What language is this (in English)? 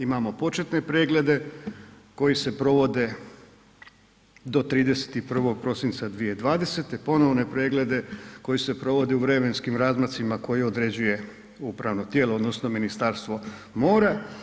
Croatian